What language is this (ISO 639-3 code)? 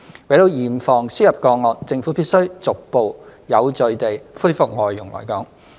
yue